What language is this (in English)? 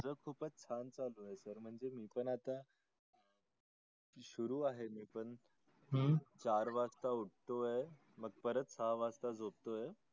Marathi